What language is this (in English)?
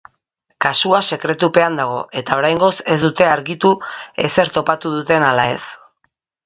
Basque